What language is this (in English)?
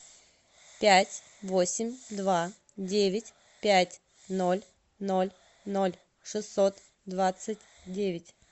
Russian